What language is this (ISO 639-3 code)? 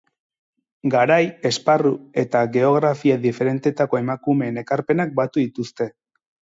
eus